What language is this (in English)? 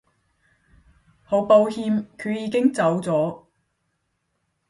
Cantonese